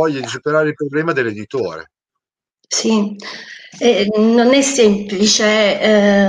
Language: Italian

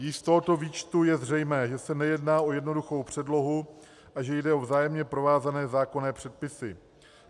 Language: Czech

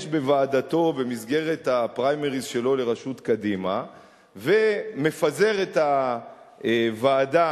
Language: Hebrew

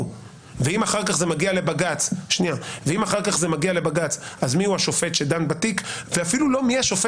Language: Hebrew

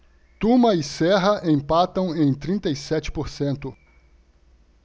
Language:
Portuguese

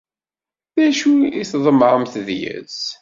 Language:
Kabyle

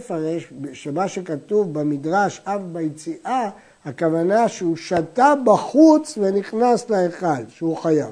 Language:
Hebrew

